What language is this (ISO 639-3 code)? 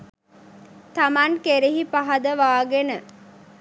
sin